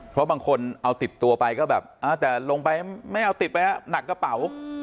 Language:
Thai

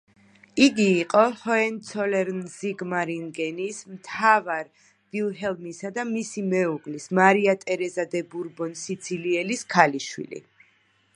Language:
Georgian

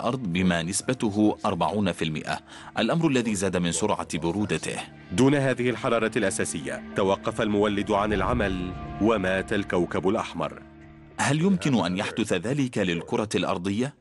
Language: Arabic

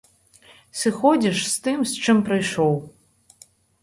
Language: Belarusian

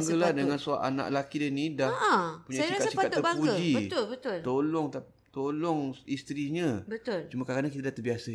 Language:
Malay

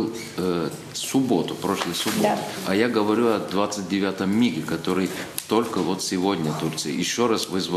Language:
Russian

